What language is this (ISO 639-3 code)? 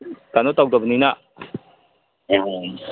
mni